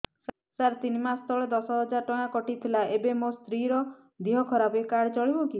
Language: Odia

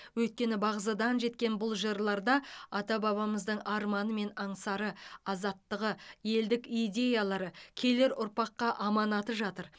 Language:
Kazakh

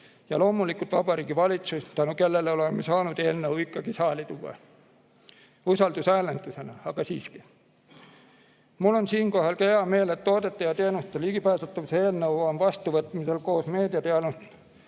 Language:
Estonian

